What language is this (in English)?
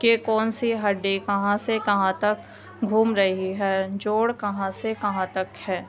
Urdu